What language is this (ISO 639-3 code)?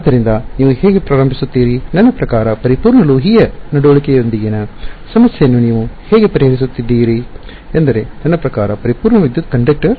kan